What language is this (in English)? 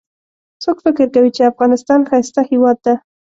Pashto